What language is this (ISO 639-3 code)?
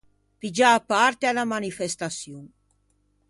lij